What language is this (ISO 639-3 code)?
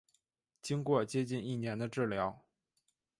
zho